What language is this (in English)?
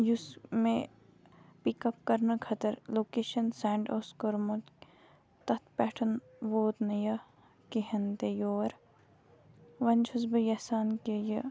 Kashmiri